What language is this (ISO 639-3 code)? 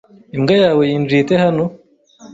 kin